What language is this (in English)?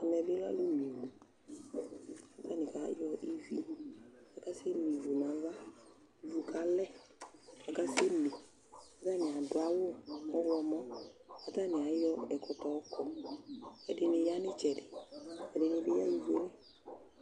Ikposo